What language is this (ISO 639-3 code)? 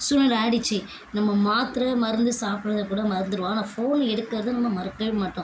tam